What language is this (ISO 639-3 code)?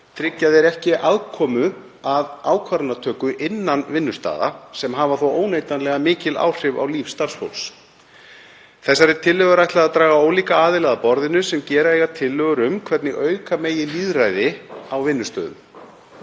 isl